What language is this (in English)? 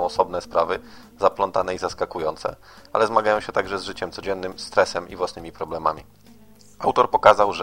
Polish